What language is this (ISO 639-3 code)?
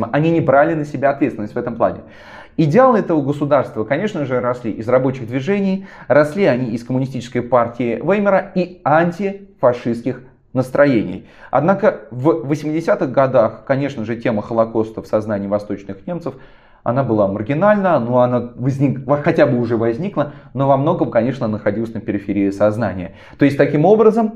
rus